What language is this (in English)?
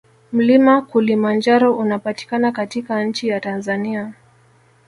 Swahili